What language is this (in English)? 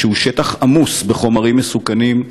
Hebrew